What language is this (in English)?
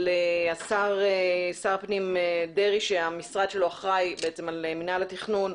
Hebrew